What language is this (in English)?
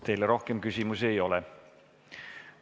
Estonian